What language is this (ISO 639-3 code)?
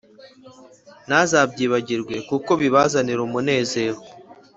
kin